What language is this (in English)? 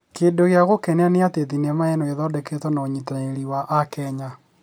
Kikuyu